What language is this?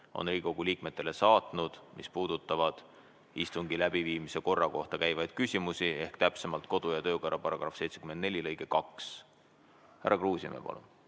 Estonian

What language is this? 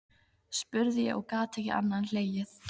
Icelandic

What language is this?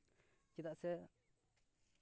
Santali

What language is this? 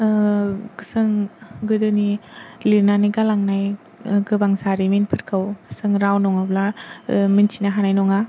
Bodo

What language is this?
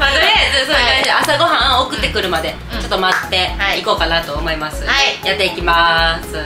Japanese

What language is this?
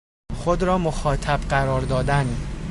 Persian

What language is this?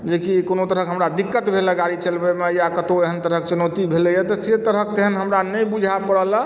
Maithili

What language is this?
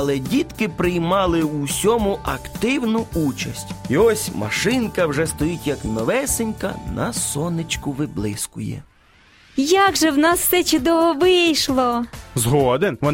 Ukrainian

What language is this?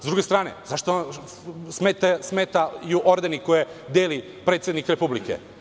Serbian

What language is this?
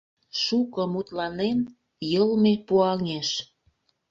Mari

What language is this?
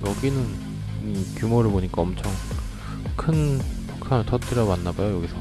Korean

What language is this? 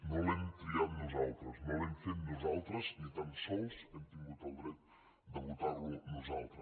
Catalan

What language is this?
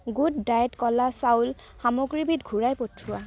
Assamese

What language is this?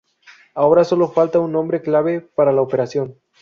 Spanish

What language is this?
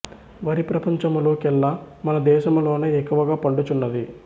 Telugu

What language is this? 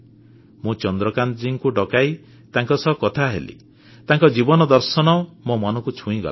Odia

